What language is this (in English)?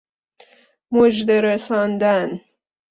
Persian